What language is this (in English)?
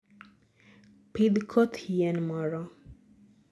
Luo (Kenya and Tanzania)